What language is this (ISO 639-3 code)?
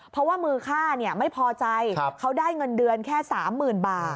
tha